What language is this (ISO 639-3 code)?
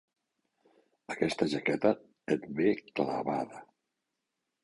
cat